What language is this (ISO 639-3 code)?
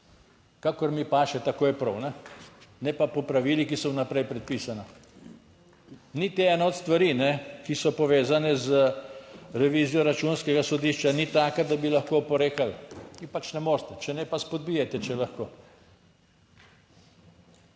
slv